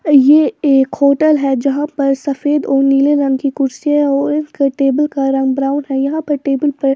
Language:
Hindi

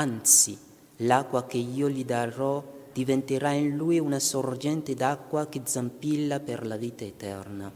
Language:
Italian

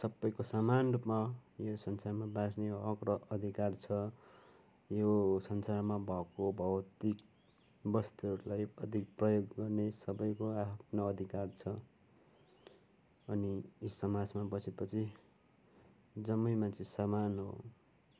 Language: Nepali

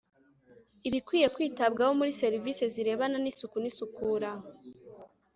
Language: Kinyarwanda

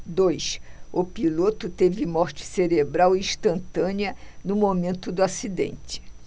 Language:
Portuguese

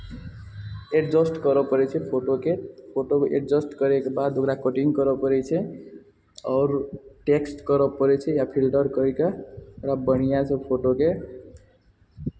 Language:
Maithili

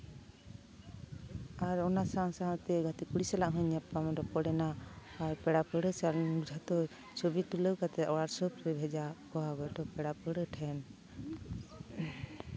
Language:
Santali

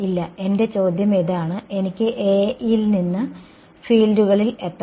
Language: Malayalam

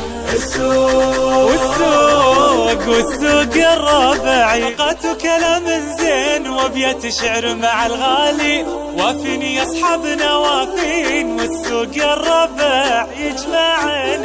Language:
Arabic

